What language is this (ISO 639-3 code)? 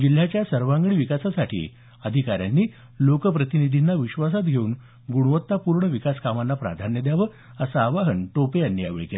mar